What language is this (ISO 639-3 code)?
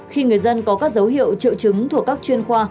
vie